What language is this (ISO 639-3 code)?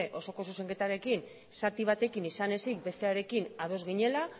eus